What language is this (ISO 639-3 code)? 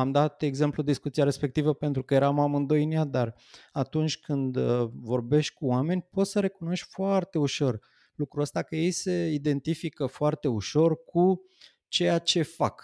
ron